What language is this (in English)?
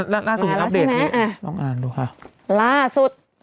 Thai